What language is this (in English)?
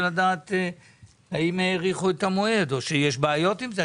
Hebrew